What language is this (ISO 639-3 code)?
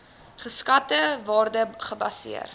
afr